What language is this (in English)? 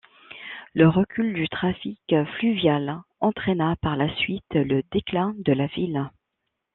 French